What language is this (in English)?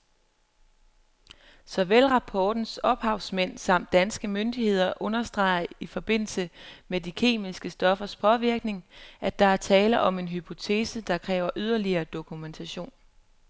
Danish